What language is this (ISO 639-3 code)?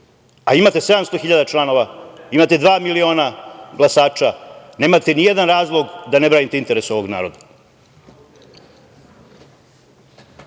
srp